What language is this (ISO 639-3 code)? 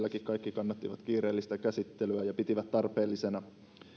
fin